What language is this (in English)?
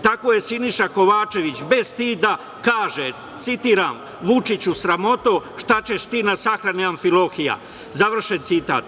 Serbian